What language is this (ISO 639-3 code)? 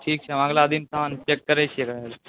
mai